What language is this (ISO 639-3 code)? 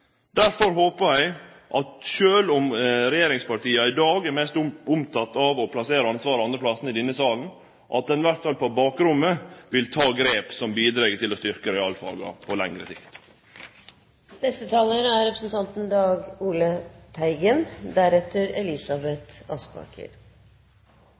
nno